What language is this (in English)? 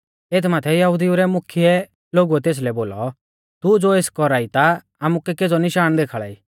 Mahasu Pahari